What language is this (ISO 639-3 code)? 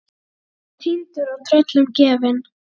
isl